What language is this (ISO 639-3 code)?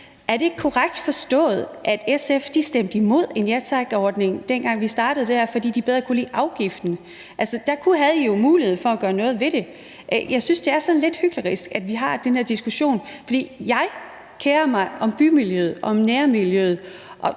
dan